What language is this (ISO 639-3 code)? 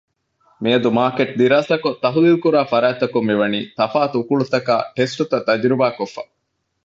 div